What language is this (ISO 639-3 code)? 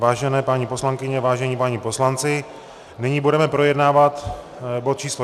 ces